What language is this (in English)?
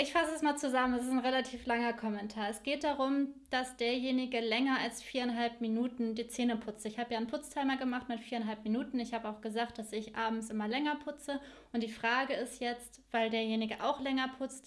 German